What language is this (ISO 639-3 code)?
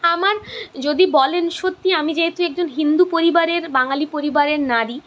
ben